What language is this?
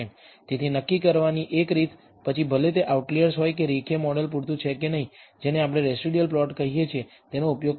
Gujarati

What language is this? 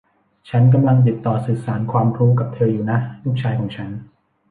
Thai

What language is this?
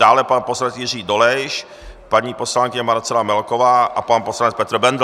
Czech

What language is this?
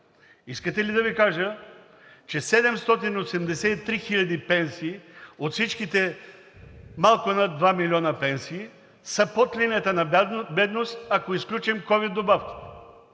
Bulgarian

